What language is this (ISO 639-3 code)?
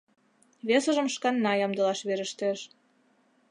chm